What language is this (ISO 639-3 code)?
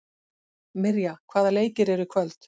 isl